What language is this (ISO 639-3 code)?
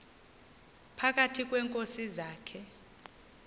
xho